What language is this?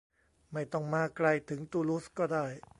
Thai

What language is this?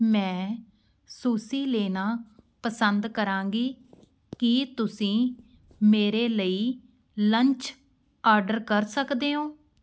Punjabi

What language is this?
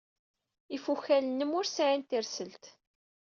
Kabyle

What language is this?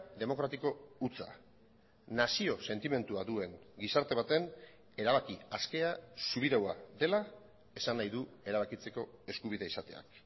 Basque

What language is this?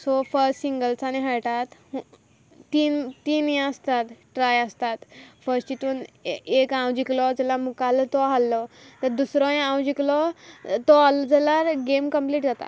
Konkani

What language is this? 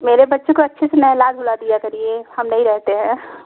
Hindi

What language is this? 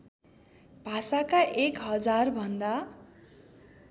Nepali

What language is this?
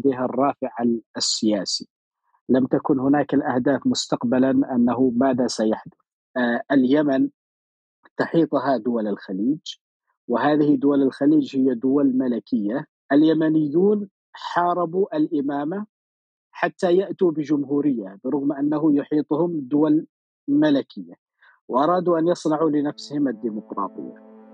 Arabic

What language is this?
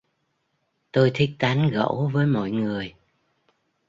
Vietnamese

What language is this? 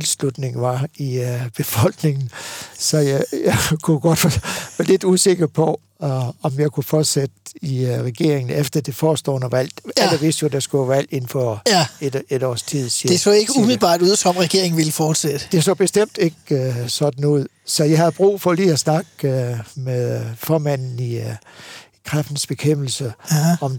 Danish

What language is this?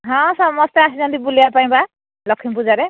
Odia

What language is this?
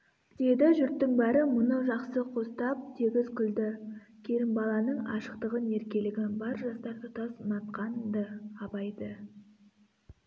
Kazakh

